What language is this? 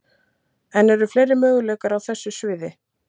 Icelandic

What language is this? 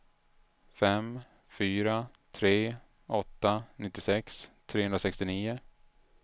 Swedish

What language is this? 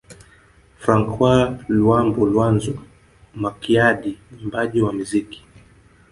Swahili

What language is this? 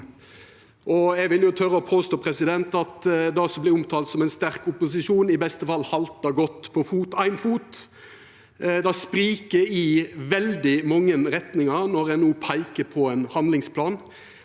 Norwegian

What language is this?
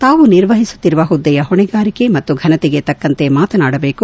Kannada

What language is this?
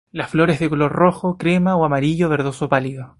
Spanish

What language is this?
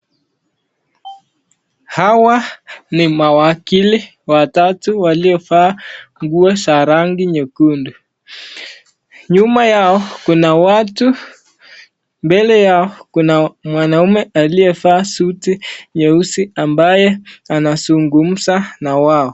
Swahili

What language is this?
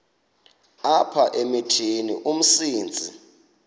Xhosa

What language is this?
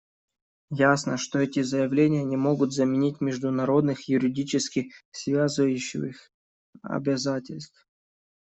Russian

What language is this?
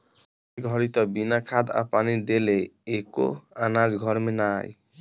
Bhojpuri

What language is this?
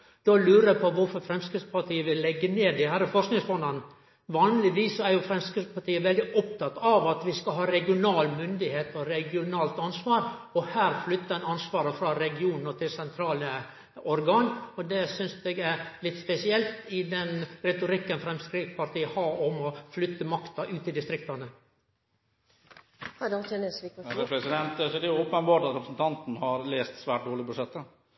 Norwegian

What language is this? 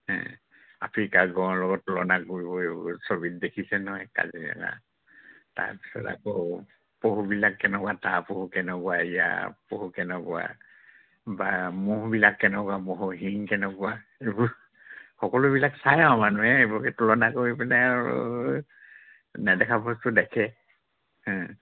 Assamese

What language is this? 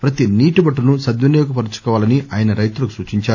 Telugu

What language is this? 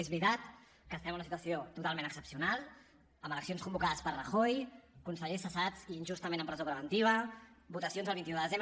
Catalan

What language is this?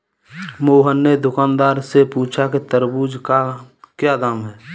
Hindi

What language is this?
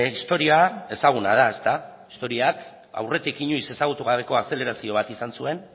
Basque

